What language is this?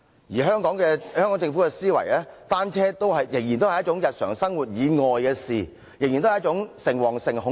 Cantonese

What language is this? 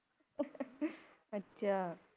Punjabi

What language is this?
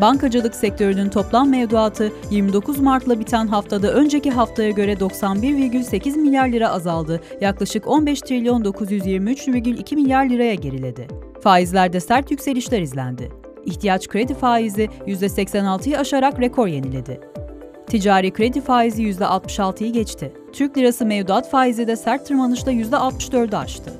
Turkish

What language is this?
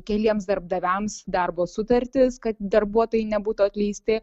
Lithuanian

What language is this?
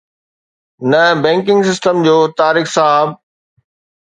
Sindhi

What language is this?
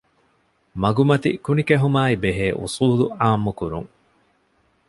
Divehi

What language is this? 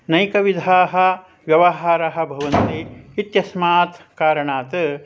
Sanskrit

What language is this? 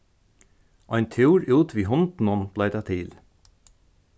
Faroese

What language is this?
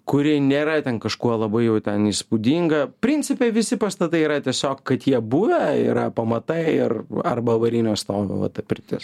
Lithuanian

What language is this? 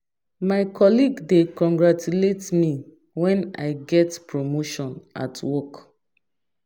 Nigerian Pidgin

